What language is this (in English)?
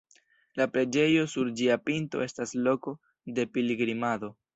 Esperanto